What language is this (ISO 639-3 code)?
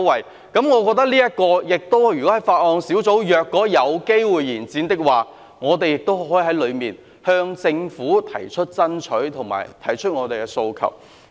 yue